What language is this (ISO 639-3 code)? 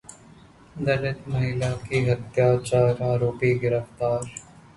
hin